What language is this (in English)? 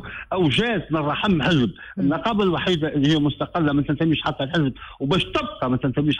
Arabic